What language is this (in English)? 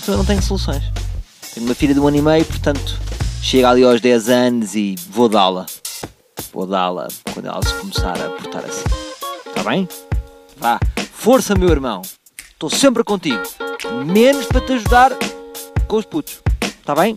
Portuguese